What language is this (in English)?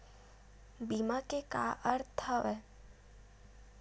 Chhattisgarhi